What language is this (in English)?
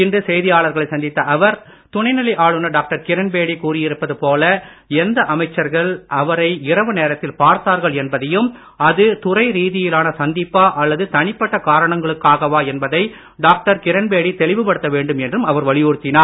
Tamil